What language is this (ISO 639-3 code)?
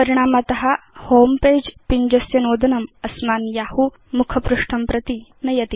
san